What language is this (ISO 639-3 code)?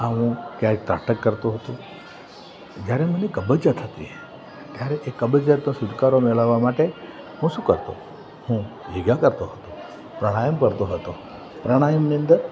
guj